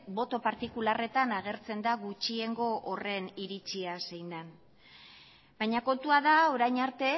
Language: Basque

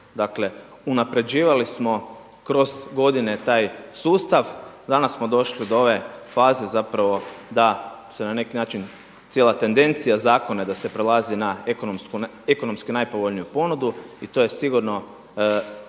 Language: Croatian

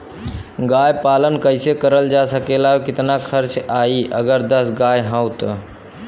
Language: Bhojpuri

